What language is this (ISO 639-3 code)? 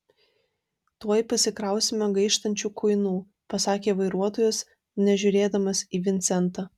lit